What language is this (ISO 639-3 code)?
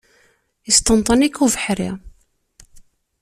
kab